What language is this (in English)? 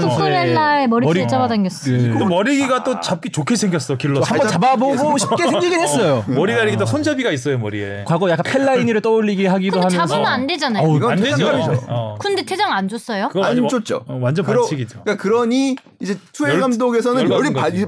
Korean